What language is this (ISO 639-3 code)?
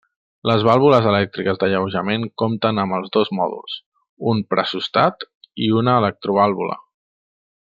cat